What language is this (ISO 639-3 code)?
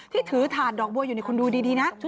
tha